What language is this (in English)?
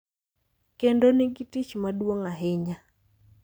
Luo (Kenya and Tanzania)